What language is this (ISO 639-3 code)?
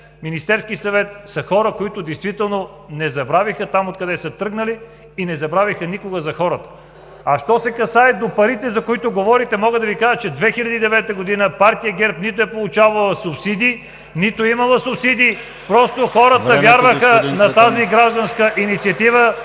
bul